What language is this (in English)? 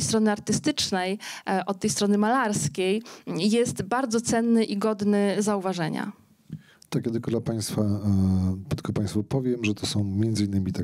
Polish